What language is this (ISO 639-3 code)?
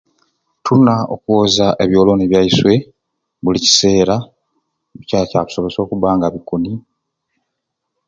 ruc